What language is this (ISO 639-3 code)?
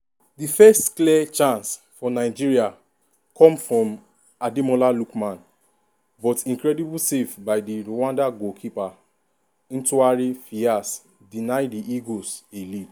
pcm